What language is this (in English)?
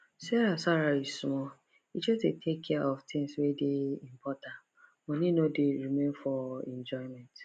Nigerian Pidgin